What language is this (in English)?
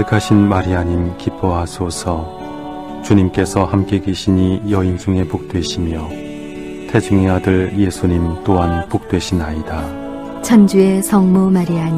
Korean